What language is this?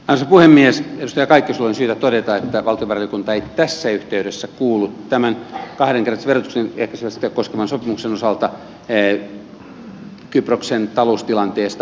Finnish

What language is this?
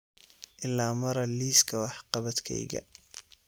Somali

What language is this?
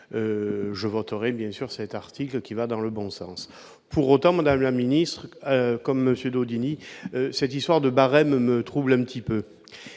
French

